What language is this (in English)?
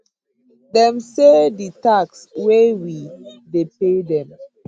Nigerian Pidgin